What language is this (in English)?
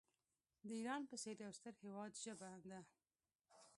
Pashto